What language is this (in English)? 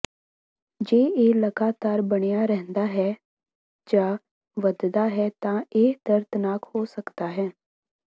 Punjabi